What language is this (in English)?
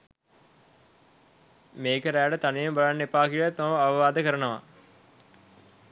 Sinhala